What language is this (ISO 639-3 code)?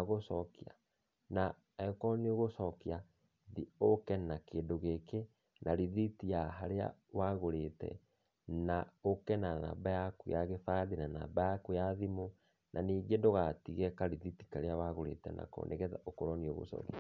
kik